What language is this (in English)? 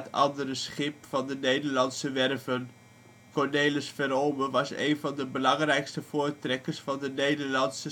Dutch